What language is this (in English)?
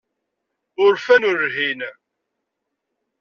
Kabyle